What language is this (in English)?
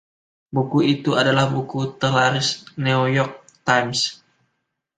Indonesian